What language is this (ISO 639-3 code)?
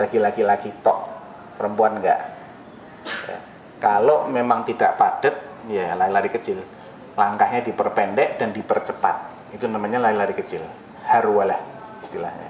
ind